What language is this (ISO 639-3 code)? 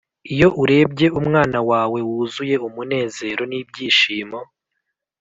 kin